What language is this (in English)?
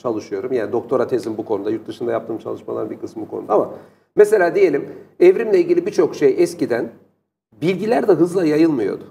Turkish